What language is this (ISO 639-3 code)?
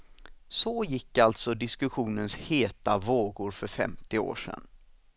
swe